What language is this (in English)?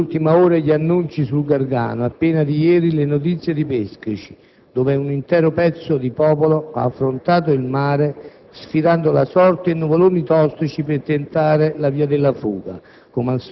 Italian